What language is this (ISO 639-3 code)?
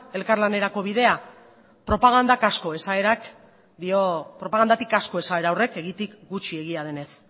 eus